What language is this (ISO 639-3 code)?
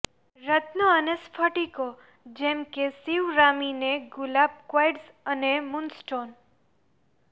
guj